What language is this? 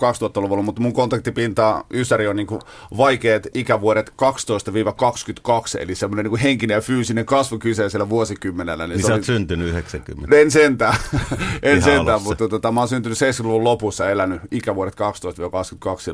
Finnish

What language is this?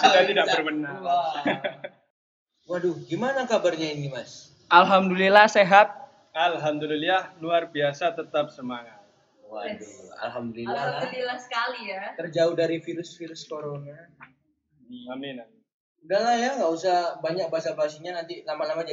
Indonesian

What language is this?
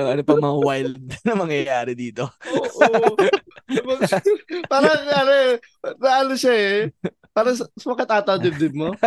Filipino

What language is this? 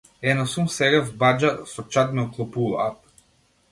Macedonian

